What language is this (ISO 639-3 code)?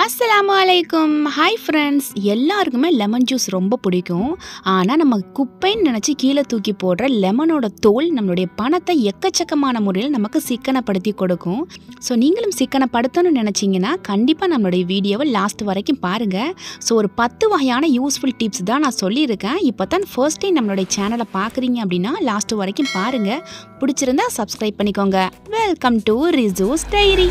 tam